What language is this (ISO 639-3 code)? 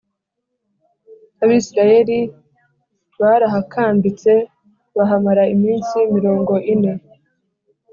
kin